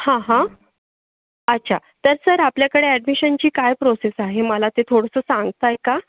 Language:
Marathi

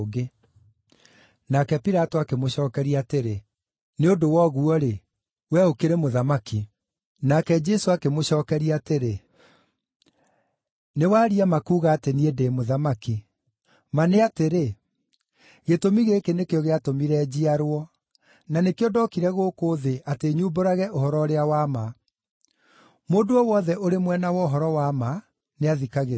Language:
Kikuyu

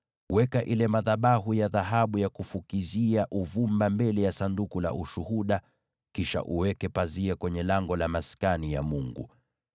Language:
Swahili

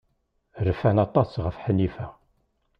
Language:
Kabyle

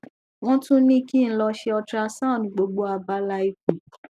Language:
Yoruba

